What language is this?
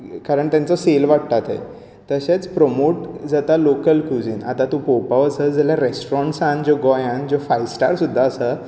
Konkani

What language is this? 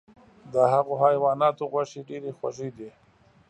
Pashto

